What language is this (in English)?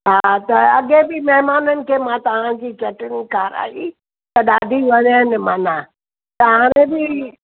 Sindhi